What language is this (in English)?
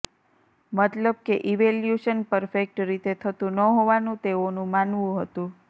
Gujarati